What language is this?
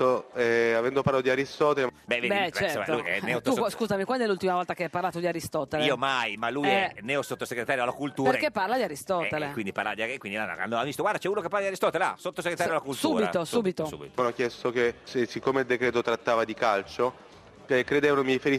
Italian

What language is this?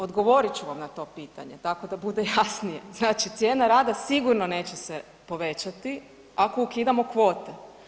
Croatian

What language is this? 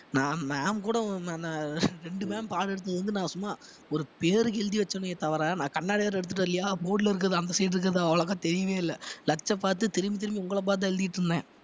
Tamil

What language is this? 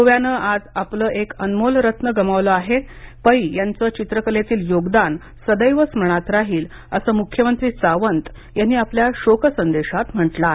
Marathi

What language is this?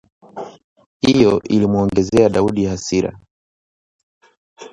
Swahili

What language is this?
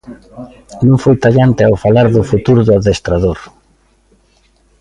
Galician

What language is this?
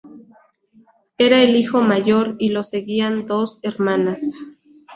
Spanish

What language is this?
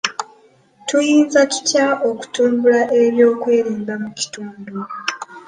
Ganda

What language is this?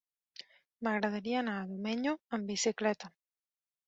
Catalan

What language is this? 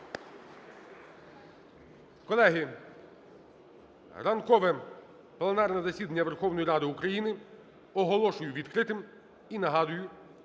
Ukrainian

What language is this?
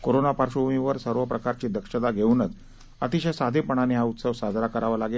Marathi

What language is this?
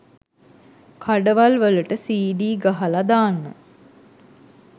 Sinhala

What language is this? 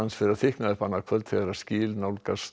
Icelandic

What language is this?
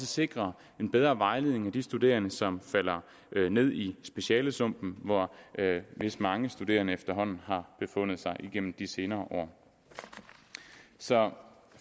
Danish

